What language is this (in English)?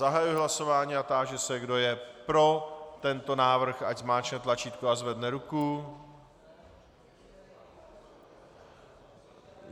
Czech